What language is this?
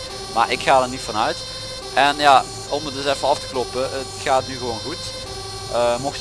Dutch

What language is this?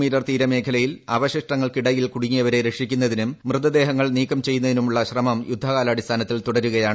Malayalam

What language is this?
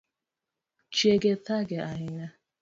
Luo (Kenya and Tanzania)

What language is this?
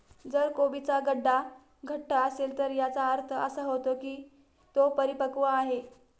Marathi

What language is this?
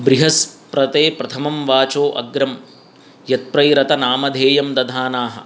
Sanskrit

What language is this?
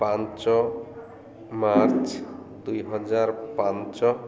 Odia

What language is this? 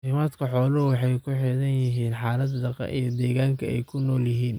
Somali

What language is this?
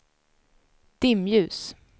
Swedish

